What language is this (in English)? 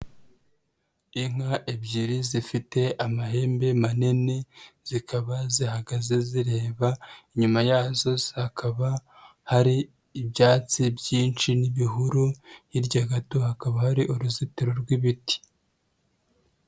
Kinyarwanda